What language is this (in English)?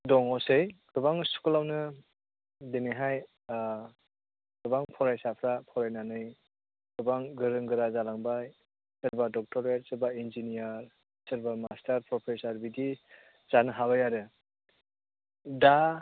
Bodo